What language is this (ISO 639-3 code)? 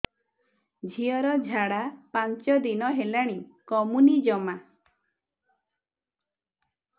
ori